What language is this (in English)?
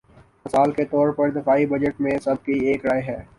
Urdu